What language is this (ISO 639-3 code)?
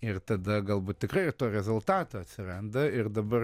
lit